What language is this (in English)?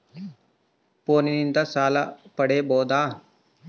Kannada